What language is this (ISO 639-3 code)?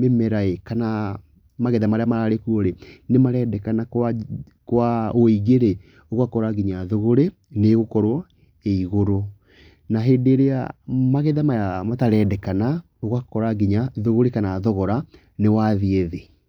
kik